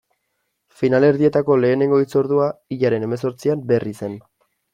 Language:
Basque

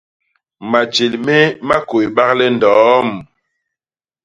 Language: Basaa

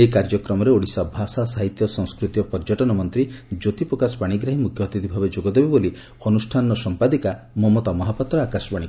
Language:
Odia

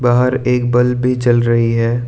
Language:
Hindi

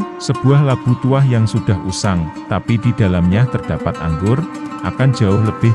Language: Indonesian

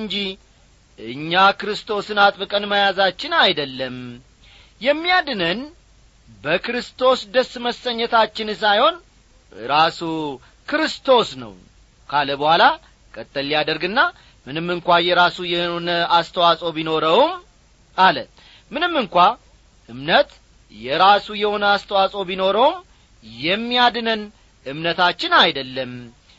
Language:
Amharic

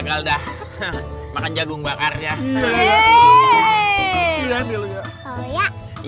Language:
Indonesian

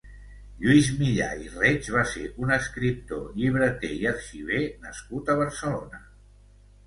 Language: Catalan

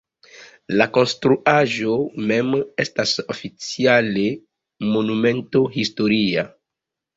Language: Esperanto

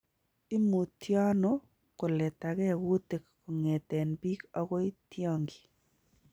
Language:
Kalenjin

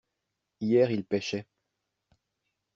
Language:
French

